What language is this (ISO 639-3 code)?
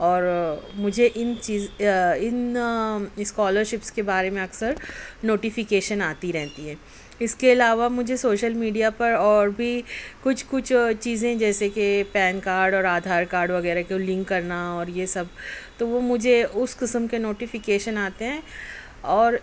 urd